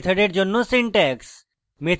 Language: Bangla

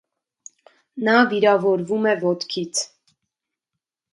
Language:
Armenian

